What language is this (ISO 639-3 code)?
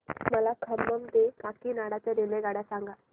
mar